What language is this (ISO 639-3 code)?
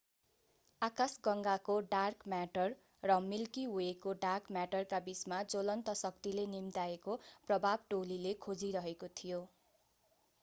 nep